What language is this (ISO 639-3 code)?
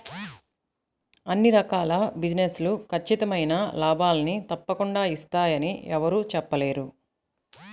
tel